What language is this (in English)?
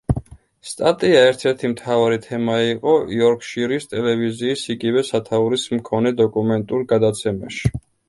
Georgian